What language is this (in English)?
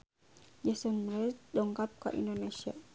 Sundanese